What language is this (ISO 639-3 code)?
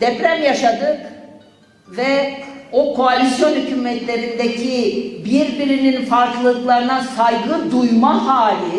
tur